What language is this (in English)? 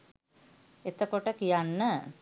Sinhala